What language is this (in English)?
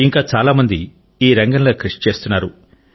Telugu